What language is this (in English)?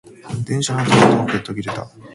Japanese